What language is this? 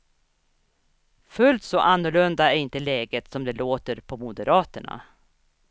Swedish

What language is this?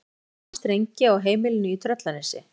Icelandic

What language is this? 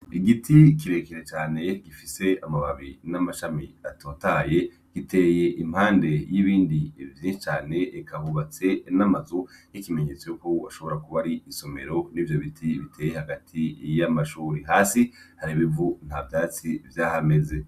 Rundi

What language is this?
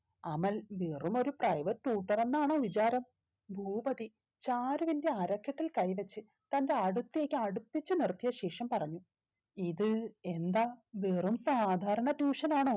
Malayalam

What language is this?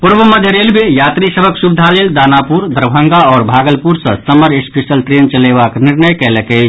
Maithili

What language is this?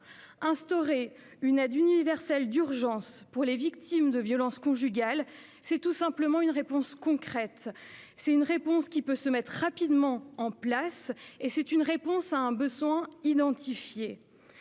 French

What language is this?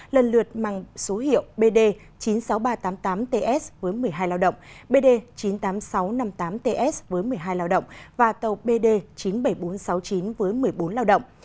Vietnamese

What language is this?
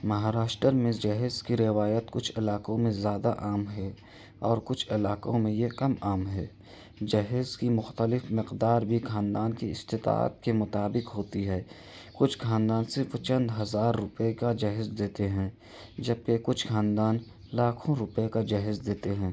Urdu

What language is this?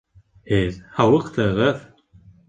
Bashkir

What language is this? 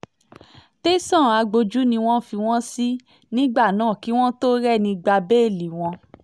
Yoruba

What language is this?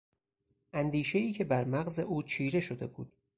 Persian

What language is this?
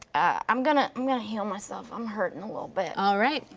English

